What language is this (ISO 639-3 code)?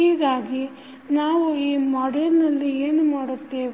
kan